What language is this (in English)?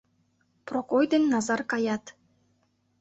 Mari